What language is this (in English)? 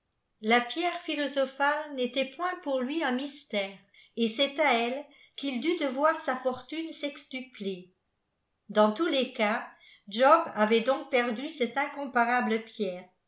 French